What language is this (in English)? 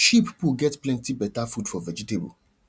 Nigerian Pidgin